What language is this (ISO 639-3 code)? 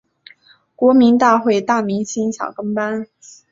zho